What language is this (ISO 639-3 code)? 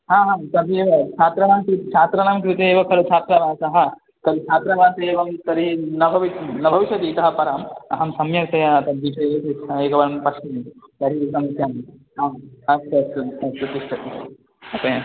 san